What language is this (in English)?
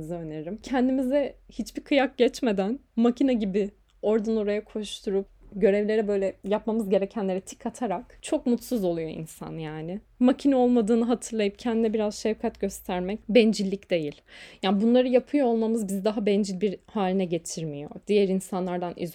Turkish